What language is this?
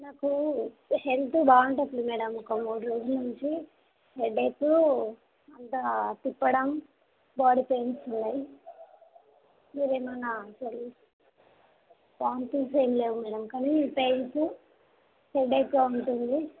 Telugu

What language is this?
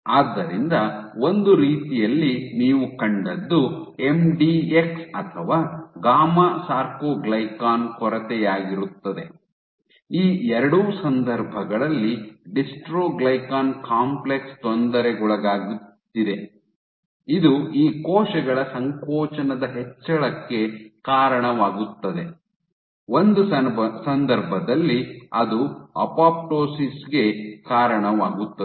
Kannada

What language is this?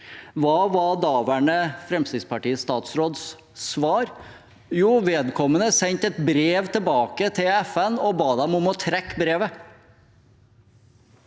Norwegian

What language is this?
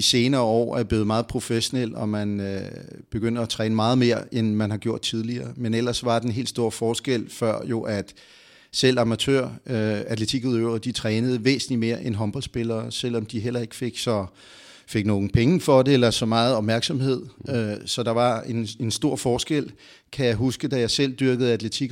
Danish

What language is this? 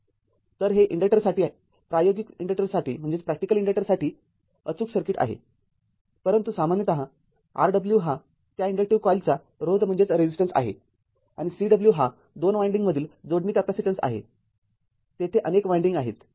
Marathi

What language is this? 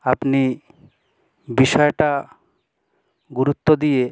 Bangla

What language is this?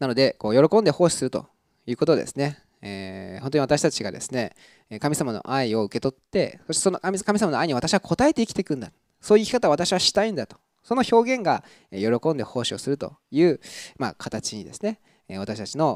Japanese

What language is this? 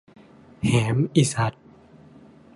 Thai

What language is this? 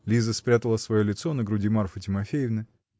Russian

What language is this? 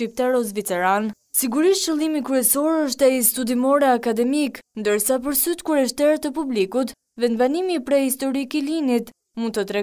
Romanian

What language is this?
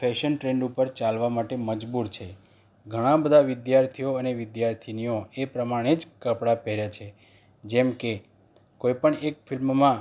Gujarati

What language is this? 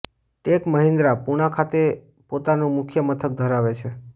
Gujarati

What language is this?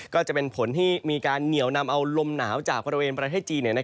Thai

